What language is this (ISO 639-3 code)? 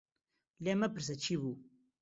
ckb